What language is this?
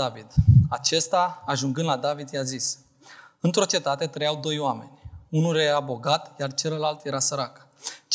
Romanian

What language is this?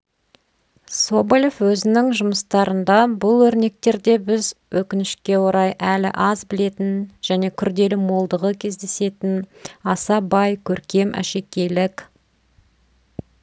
Kazakh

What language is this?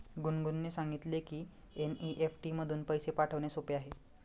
Marathi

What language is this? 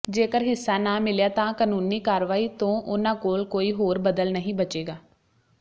Punjabi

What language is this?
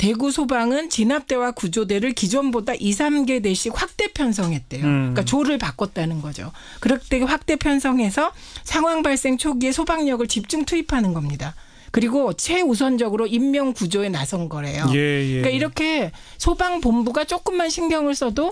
Korean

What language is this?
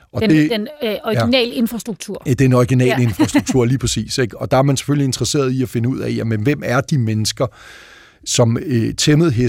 Danish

